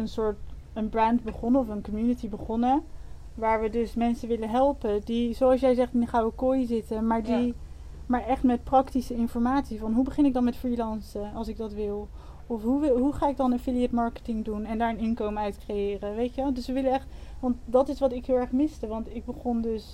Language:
Dutch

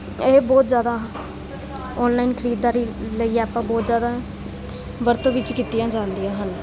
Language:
Punjabi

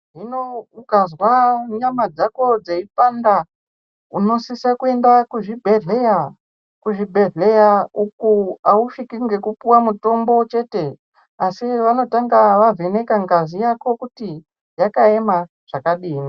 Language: Ndau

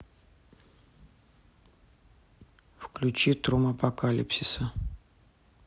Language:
Russian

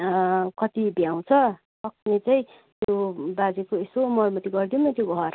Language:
Nepali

